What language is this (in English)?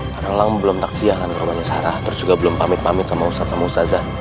Indonesian